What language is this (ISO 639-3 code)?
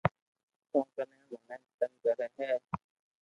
lrk